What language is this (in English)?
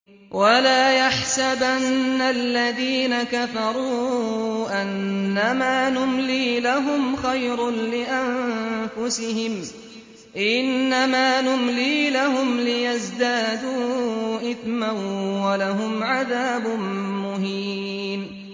Arabic